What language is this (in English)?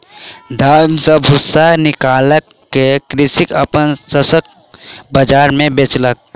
Maithili